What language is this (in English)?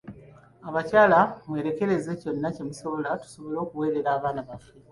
Ganda